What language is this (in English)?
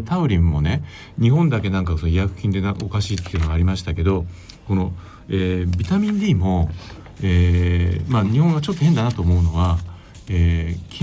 Japanese